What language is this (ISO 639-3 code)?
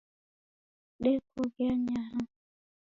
dav